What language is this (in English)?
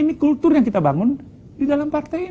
Indonesian